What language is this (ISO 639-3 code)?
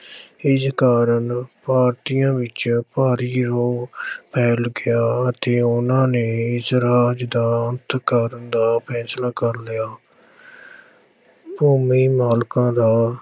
pan